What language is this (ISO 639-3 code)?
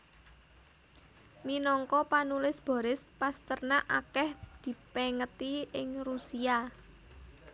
jav